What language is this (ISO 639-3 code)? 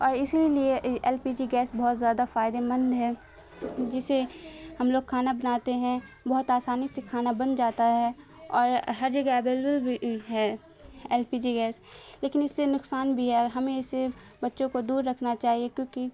urd